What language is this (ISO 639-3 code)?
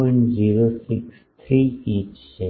guj